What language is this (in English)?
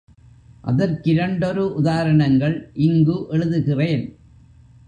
Tamil